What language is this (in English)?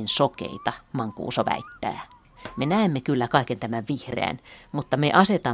Finnish